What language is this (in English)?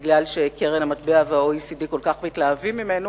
Hebrew